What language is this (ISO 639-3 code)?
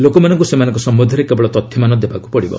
ori